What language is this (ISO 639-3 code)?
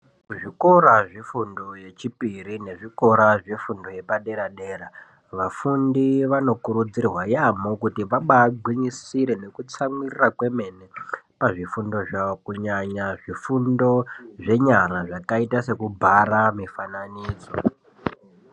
ndc